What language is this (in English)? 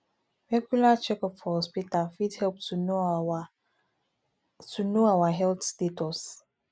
Nigerian Pidgin